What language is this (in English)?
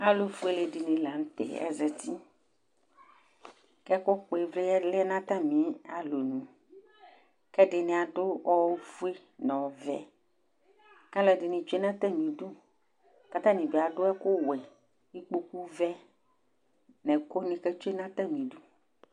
Ikposo